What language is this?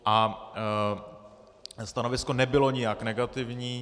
Czech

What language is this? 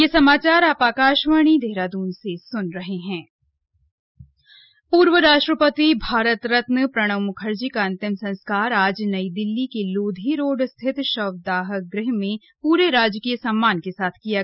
Hindi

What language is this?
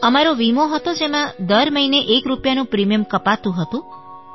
Gujarati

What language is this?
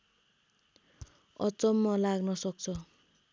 Nepali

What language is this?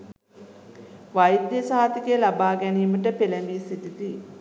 Sinhala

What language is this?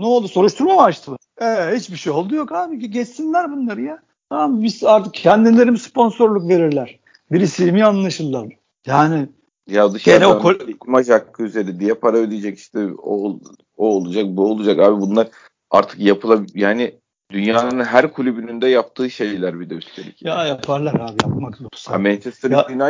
Turkish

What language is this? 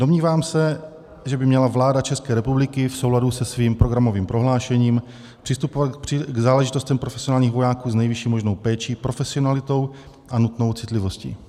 Czech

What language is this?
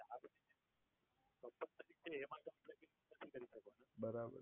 Gujarati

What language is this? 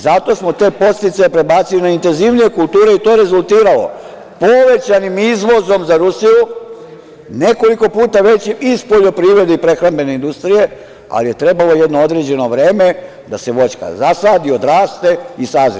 Serbian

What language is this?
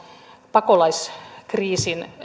Finnish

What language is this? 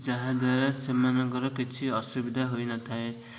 Odia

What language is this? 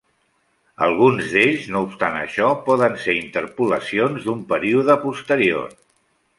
Catalan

